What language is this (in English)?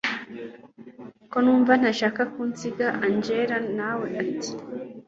Kinyarwanda